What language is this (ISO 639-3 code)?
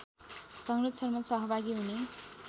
nep